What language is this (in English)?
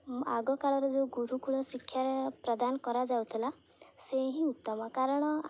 Odia